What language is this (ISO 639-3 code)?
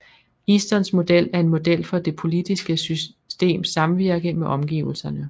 dan